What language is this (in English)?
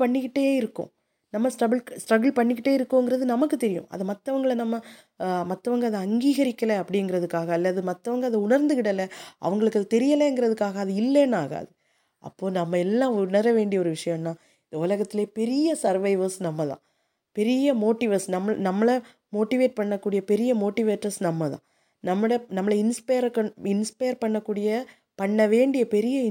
Tamil